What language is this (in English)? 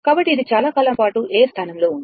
Telugu